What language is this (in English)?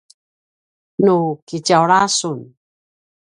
Paiwan